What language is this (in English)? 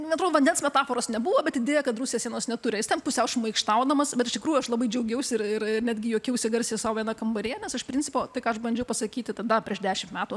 Lithuanian